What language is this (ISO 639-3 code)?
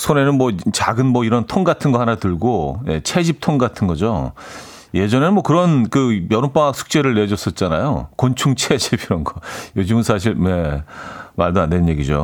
kor